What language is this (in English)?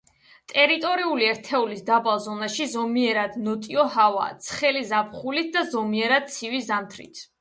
Georgian